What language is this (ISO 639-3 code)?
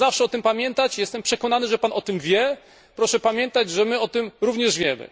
pol